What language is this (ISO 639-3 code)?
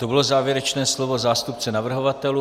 ces